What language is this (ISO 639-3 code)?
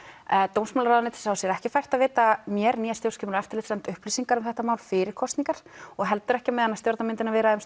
isl